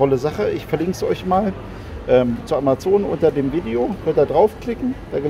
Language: German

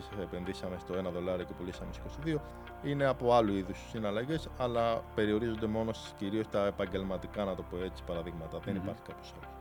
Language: Greek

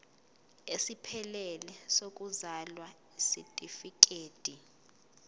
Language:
Zulu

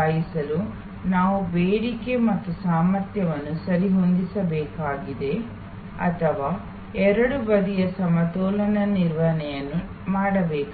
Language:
Kannada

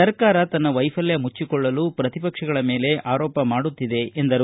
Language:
Kannada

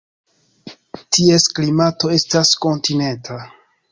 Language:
Esperanto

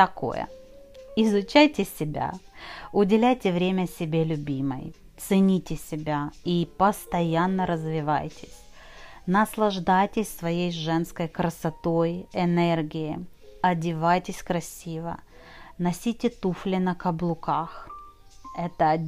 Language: Russian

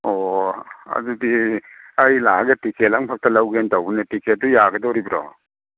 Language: Manipuri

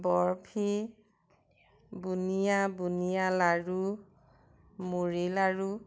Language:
Assamese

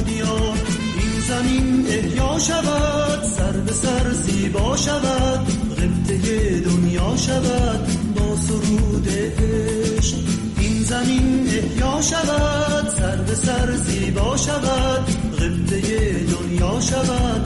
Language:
Persian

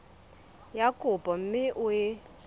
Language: Southern Sotho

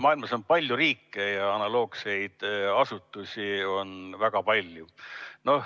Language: Estonian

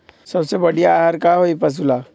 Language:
Magahi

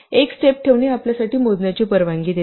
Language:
Marathi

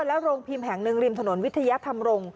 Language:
Thai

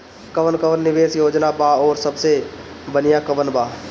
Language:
Bhojpuri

